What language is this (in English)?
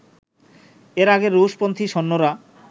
Bangla